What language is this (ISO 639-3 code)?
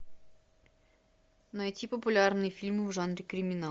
rus